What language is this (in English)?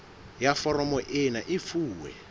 Southern Sotho